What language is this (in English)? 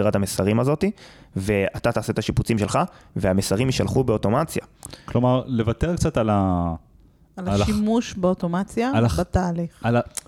Hebrew